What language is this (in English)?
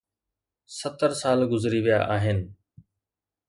Sindhi